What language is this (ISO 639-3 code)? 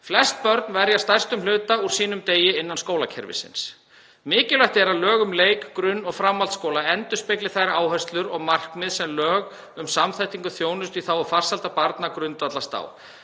isl